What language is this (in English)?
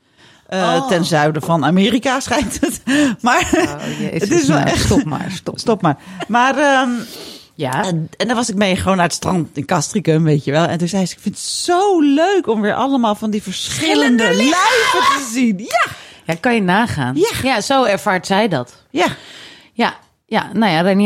Dutch